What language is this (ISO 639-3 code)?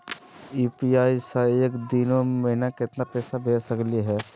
mag